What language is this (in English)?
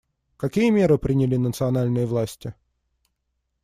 Russian